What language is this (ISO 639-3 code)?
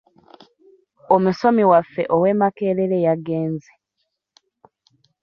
lug